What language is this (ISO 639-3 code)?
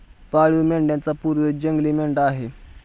mar